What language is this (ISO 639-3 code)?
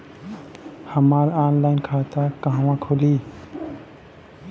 bho